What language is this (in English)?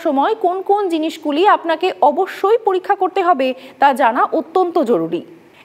Bangla